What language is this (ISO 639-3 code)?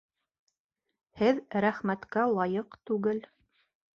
bak